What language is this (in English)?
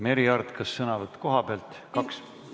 Estonian